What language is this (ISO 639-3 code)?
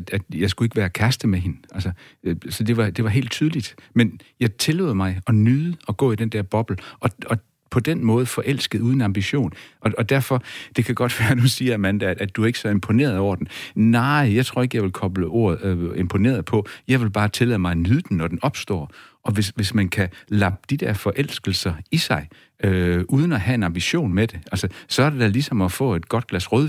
dan